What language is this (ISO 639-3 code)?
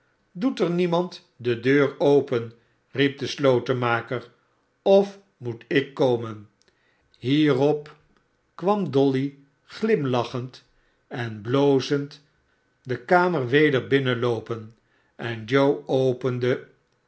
nld